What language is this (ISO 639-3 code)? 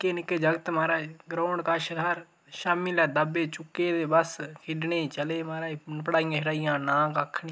doi